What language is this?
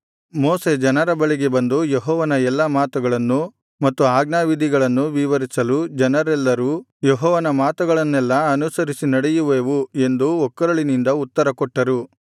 Kannada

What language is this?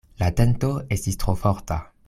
Esperanto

